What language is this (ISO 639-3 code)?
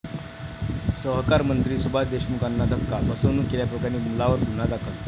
mar